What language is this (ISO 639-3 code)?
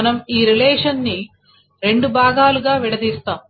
tel